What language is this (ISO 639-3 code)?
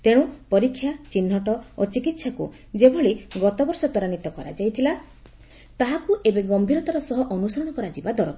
ori